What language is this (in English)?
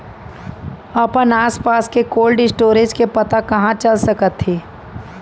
Chhattisgarhi